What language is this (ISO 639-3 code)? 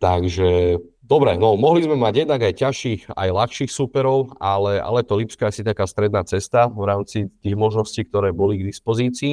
slk